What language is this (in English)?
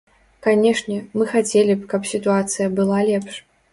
Belarusian